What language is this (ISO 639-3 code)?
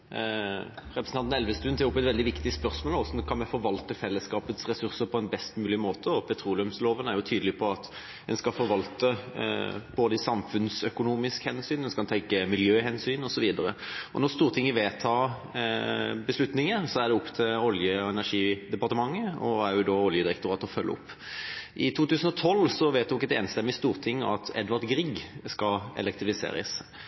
nor